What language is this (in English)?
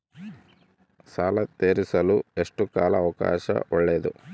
Kannada